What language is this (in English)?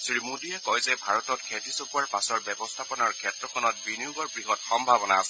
Assamese